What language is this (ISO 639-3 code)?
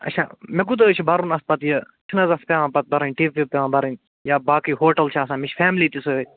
kas